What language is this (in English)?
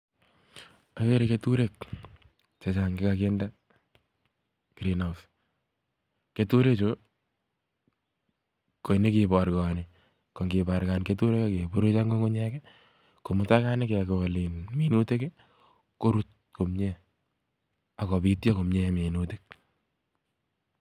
Kalenjin